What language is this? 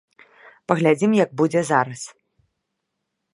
Belarusian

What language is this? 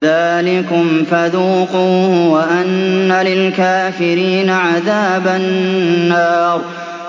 Arabic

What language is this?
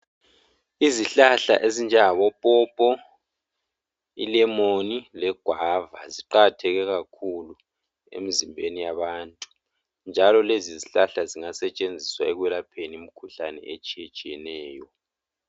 North Ndebele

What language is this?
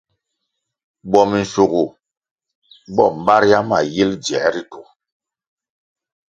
Kwasio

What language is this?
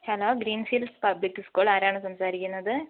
Malayalam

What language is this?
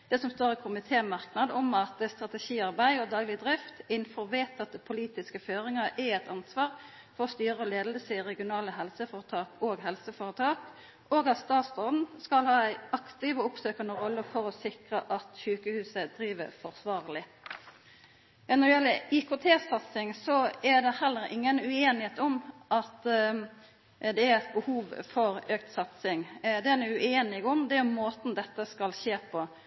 Norwegian Nynorsk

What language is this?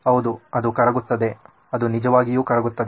Kannada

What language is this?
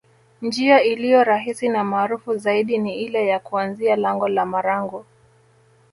Swahili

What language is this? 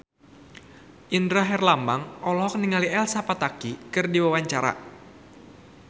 Sundanese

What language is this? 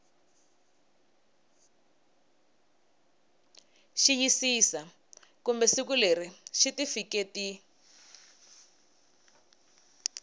Tsonga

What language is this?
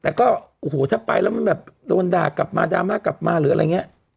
Thai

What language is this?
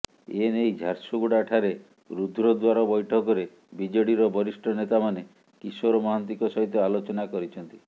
Odia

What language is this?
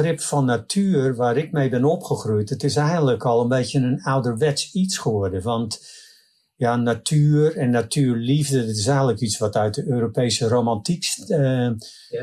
Dutch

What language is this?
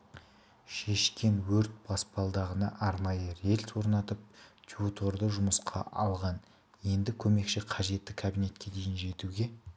Kazakh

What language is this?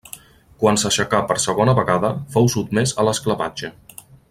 Catalan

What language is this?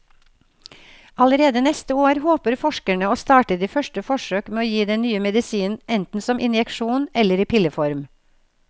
Norwegian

